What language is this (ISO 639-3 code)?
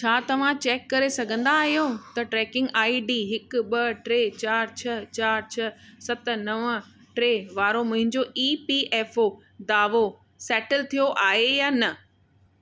snd